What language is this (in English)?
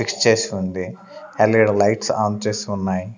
Telugu